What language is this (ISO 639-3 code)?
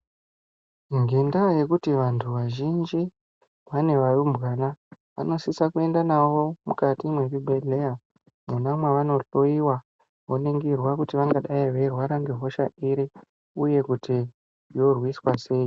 ndc